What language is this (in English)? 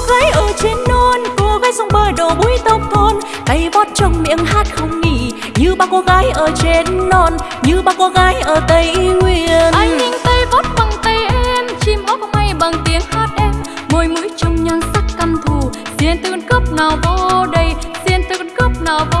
Vietnamese